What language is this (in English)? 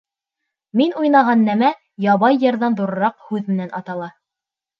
Bashkir